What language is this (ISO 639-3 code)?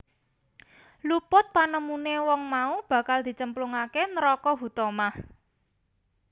jav